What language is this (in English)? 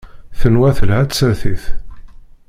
Kabyle